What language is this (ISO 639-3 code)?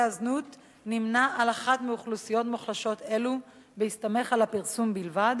heb